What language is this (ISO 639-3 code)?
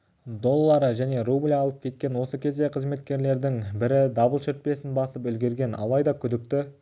kaz